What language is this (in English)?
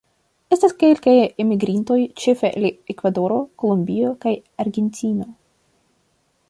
Esperanto